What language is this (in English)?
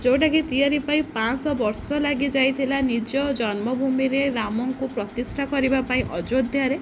Odia